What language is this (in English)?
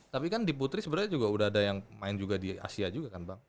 Indonesian